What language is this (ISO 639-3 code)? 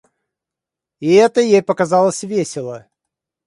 rus